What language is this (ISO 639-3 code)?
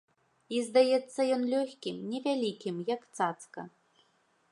bel